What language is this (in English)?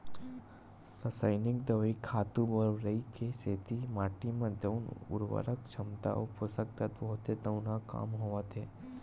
Chhattisgarhi